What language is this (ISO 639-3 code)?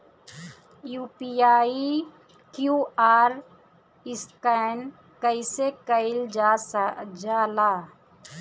bho